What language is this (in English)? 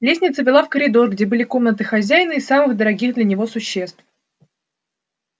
Russian